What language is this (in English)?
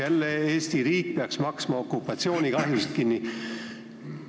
Estonian